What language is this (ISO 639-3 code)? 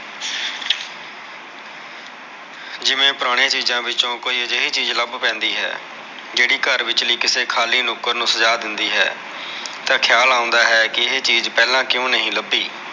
pan